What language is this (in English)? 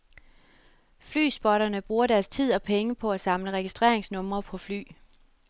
Danish